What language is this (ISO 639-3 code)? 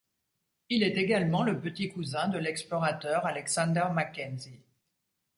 fra